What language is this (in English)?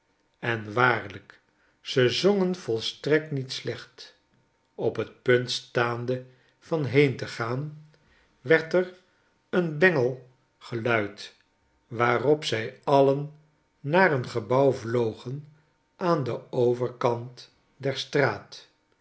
Dutch